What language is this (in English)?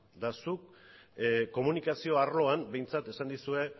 Basque